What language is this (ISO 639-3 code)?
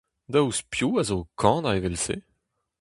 bre